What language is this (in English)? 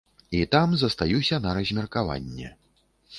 Belarusian